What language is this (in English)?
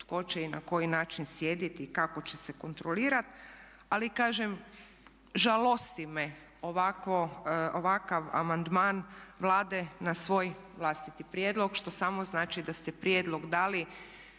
Croatian